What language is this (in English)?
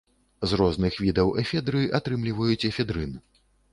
Belarusian